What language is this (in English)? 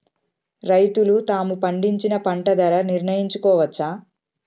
Telugu